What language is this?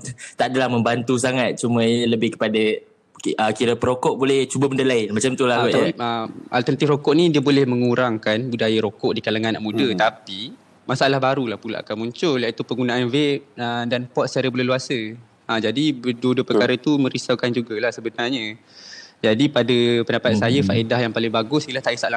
Malay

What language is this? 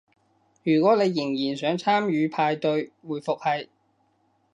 Cantonese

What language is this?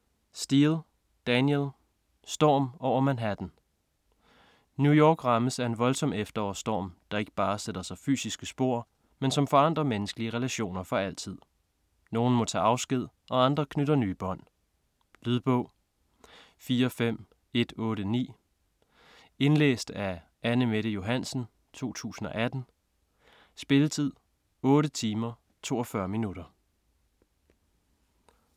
Danish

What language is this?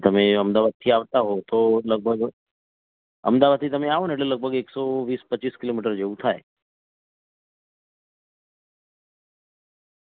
Gujarati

